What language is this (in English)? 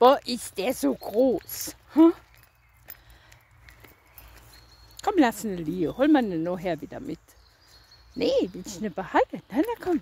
German